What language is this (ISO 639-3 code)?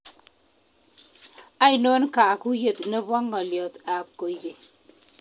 kln